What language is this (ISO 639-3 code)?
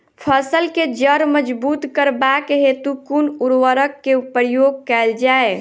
mai